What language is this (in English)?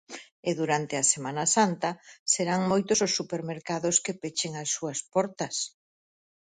Galician